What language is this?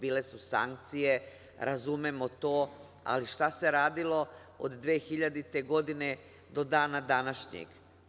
Serbian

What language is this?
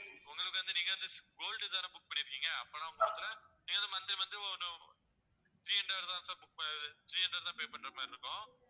Tamil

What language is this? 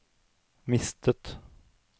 Norwegian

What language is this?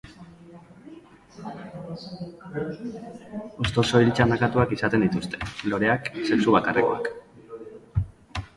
Basque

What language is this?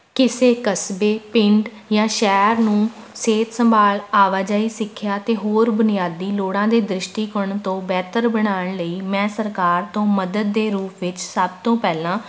Punjabi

